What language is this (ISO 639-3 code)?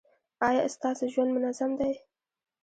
pus